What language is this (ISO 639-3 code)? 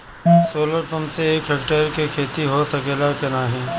bho